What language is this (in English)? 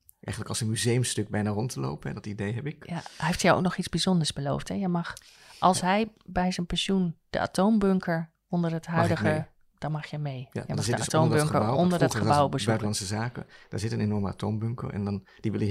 Dutch